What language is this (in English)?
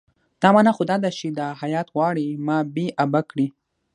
Pashto